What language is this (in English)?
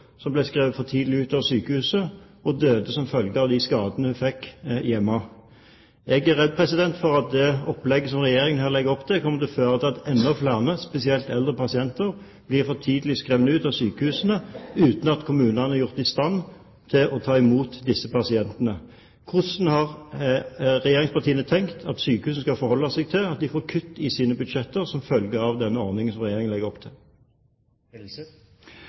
Norwegian Bokmål